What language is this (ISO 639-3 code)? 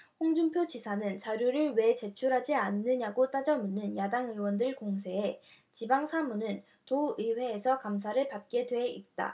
kor